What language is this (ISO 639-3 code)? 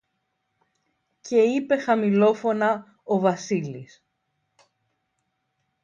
ell